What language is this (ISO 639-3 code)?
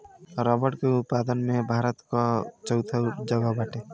bho